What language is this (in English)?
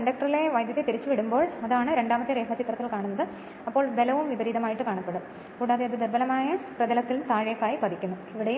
Malayalam